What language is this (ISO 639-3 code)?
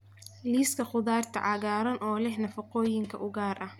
som